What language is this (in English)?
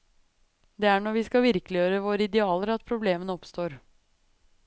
Norwegian